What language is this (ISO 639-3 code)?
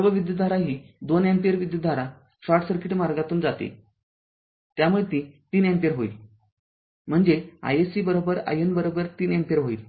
mar